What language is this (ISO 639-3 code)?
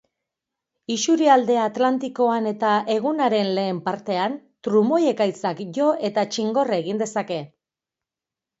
eus